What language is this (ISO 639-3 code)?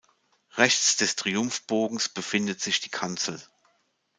deu